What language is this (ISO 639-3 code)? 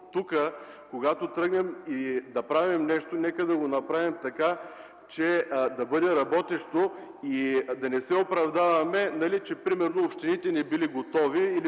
bul